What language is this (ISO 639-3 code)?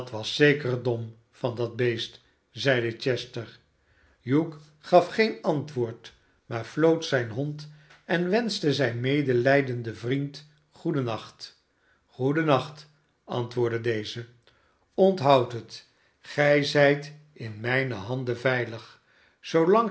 nld